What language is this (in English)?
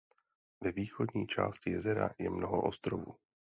Czech